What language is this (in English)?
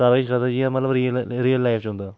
Dogri